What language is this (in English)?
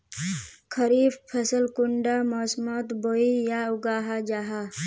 Magahi